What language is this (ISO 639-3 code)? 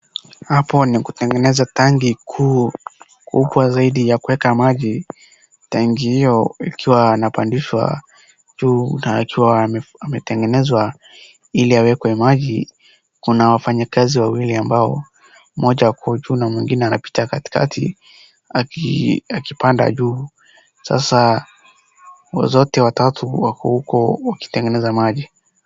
swa